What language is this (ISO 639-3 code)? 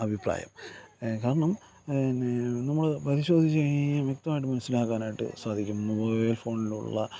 mal